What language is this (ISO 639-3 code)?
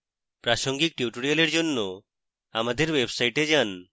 ben